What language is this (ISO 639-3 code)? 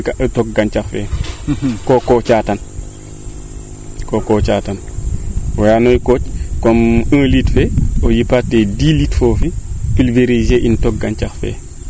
srr